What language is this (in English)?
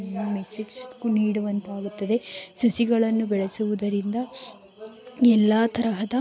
Kannada